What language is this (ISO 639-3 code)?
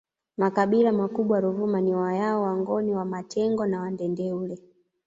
swa